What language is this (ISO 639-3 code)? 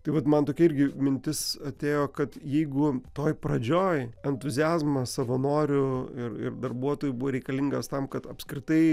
lit